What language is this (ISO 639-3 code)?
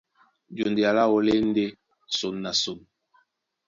dua